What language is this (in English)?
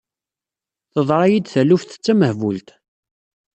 Kabyle